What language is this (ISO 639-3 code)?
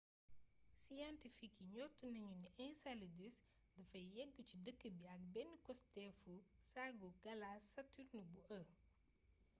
wol